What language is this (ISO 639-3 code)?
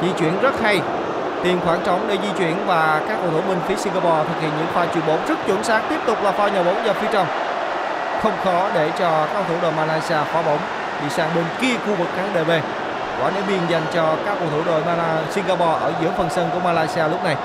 vie